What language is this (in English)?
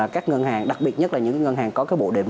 Vietnamese